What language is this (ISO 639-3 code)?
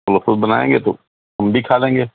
urd